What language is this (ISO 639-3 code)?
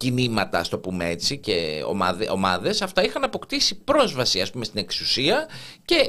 ell